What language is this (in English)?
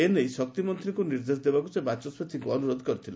Odia